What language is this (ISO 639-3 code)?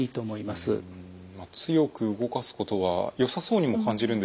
jpn